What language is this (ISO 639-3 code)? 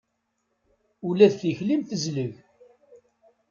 kab